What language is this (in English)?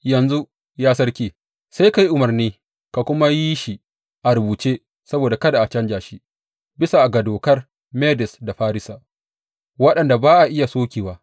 Hausa